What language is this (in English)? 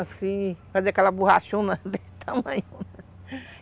Portuguese